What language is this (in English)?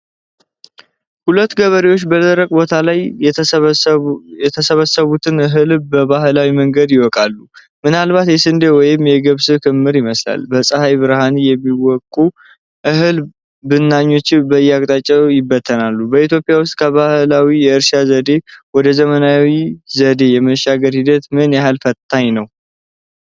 Amharic